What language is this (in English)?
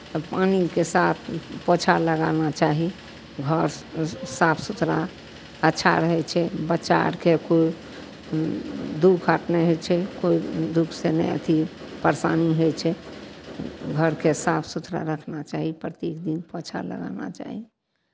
Maithili